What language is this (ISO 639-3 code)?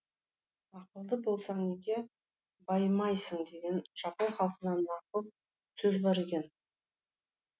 kaz